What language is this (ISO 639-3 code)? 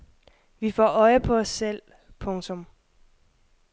dan